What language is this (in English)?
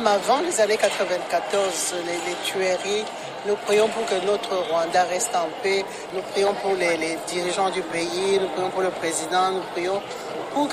French